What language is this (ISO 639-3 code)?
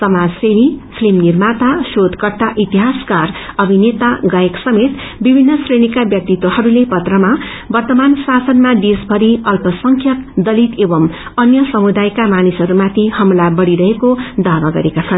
nep